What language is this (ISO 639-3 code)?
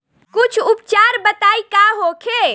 bho